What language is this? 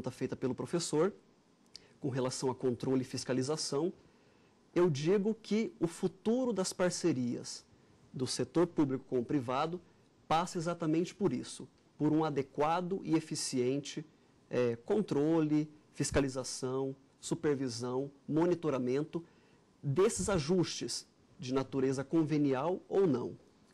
Portuguese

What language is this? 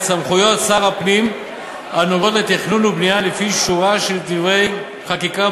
Hebrew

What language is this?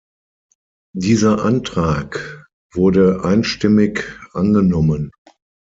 German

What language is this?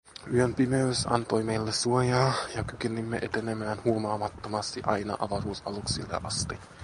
Finnish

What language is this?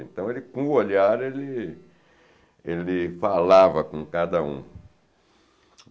Portuguese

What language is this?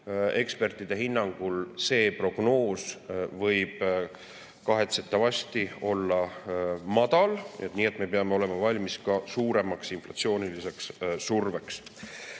Estonian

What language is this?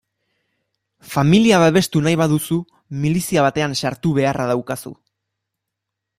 Basque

